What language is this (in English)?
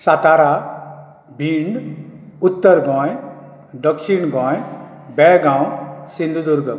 Konkani